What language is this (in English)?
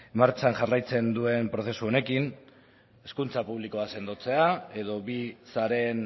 Basque